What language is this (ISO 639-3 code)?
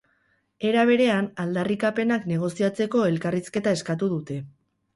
eus